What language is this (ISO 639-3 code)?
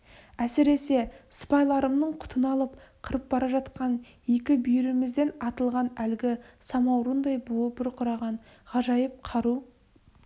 kaz